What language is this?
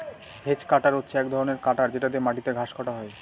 Bangla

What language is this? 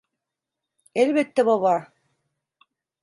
Turkish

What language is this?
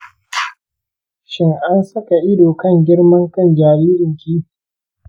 Hausa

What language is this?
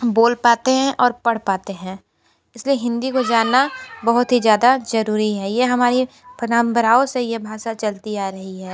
Hindi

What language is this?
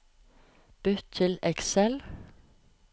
Norwegian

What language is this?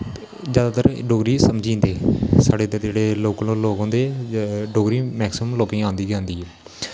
Dogri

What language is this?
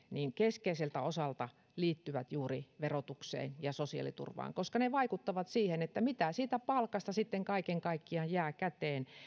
Finnish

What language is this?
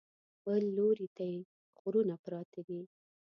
Pashto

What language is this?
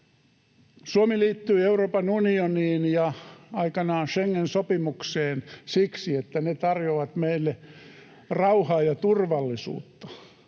Finnish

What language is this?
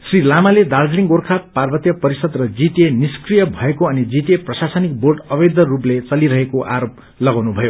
Nepali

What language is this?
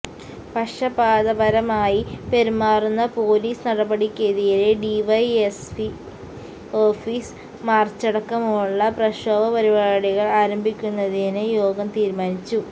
Malayalam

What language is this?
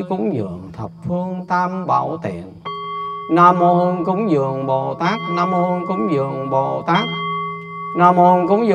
Vietnamese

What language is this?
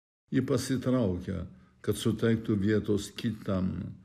Lithuanian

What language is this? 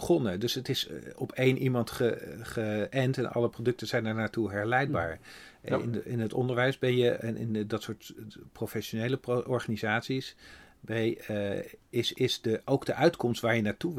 Dutch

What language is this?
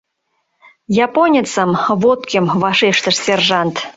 Mari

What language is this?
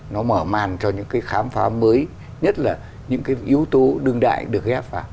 Vietnamese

